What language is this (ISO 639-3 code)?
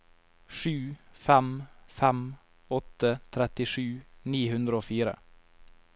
nor